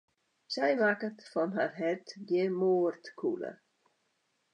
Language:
Western Frisian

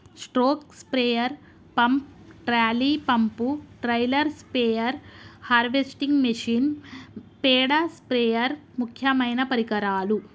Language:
Telugu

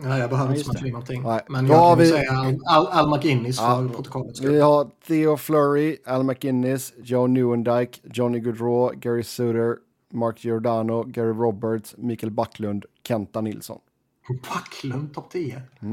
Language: Swedish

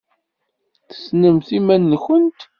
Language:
Kabyle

